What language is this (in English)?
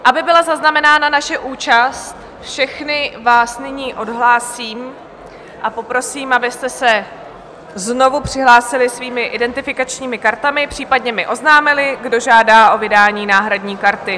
Czech